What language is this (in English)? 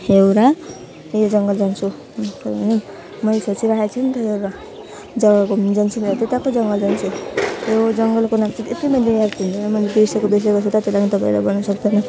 Nepali